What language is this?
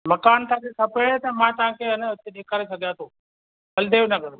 Sindhi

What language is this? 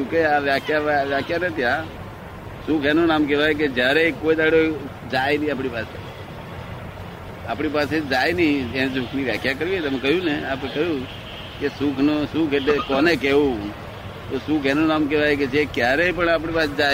Gujarati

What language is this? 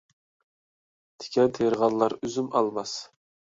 Uyghur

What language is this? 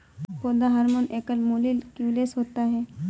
Hindi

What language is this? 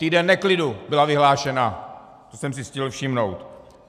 Czech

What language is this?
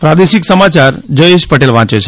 Gujarati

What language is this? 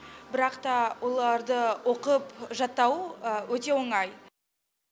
Kazakh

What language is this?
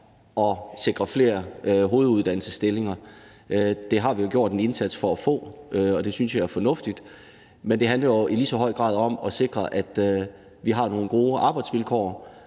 Danish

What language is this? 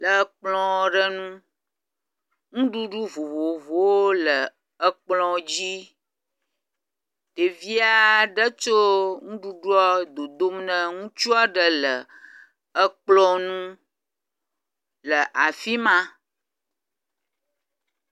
Ewe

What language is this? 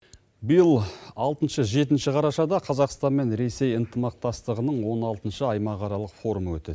Kazakh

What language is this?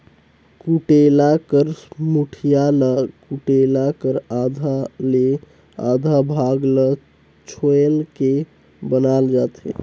Chhattisgarhi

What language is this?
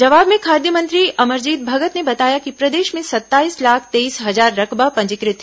Hindi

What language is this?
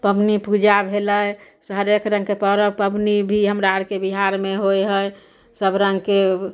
Maithili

